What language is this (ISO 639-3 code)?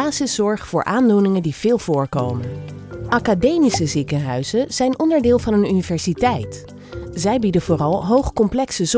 nld